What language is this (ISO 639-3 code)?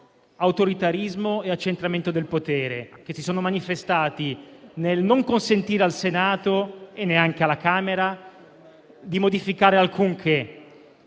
ita